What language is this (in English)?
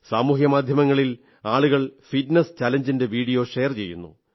Malayalam